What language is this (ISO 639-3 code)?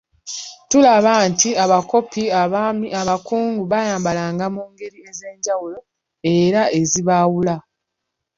lug